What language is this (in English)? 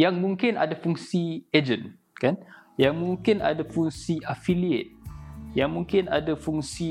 Malay